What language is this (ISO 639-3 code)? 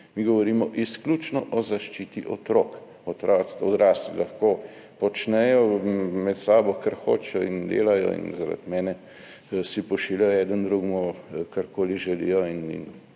slv